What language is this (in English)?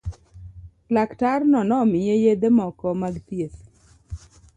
Luo (Kenya and Tanzania)